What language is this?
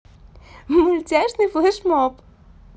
Russian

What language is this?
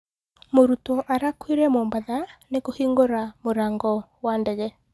Kikuyu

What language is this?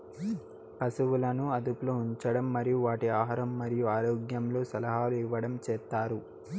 Telugu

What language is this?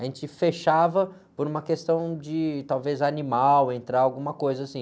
Portuguese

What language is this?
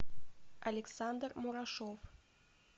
Russian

